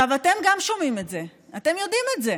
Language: Hebrew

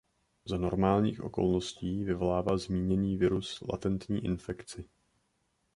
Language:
Czech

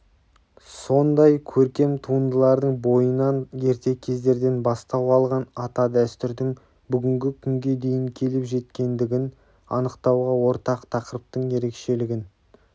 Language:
Kazakh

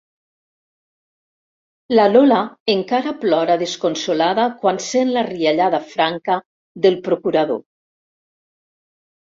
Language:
Catalan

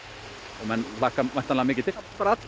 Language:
Icelandic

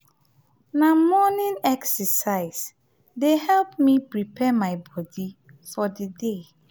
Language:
Nigerian Pidgin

